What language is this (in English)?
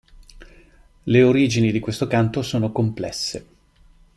Italian